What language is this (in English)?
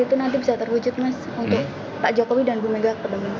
Indonesian